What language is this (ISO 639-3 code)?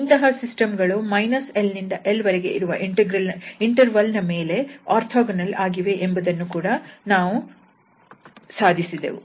kan